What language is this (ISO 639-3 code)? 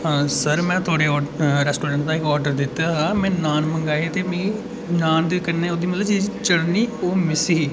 doi